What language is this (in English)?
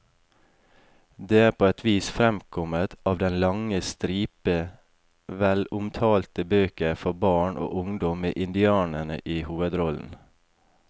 Norwegian